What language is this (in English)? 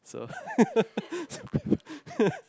English